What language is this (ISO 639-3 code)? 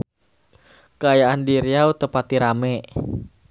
sun